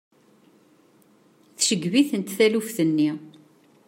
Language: Kabyle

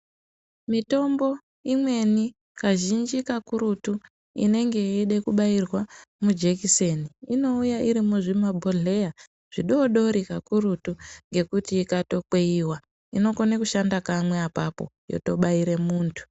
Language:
Ndau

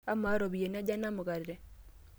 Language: Masai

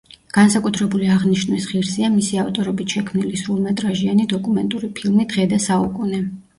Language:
Georgian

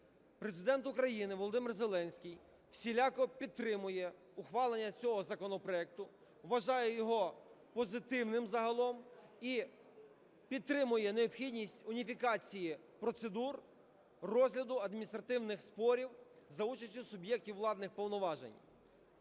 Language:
Ukrainian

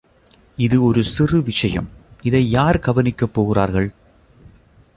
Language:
Tamil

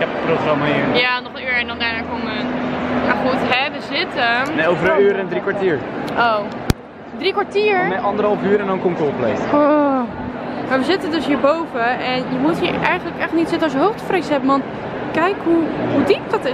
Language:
Dutch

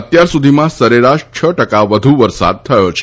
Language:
Gujarati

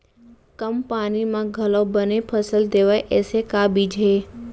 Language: Chhattisgarhi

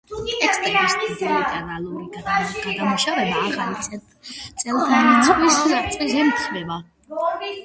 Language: Georgian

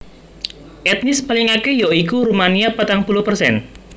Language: Javanese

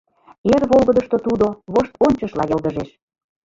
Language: Mari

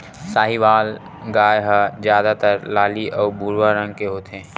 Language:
Chhattisgarhi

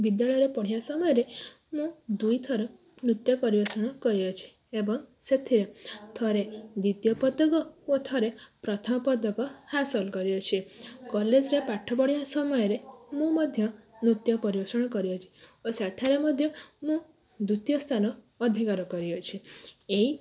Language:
Odia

